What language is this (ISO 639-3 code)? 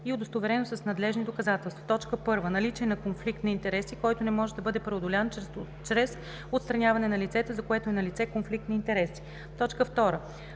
bul